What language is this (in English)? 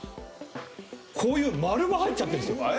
Japanese